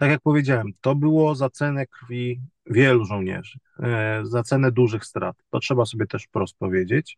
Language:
Polish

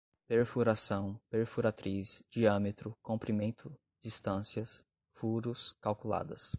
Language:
Portuguese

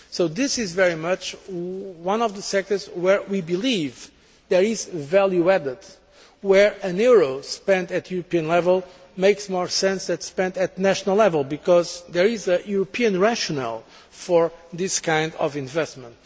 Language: English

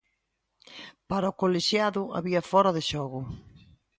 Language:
Galician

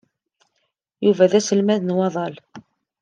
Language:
Kabyle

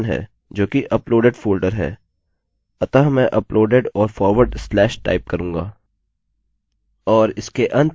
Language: Hindi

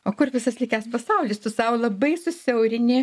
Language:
Lithuanian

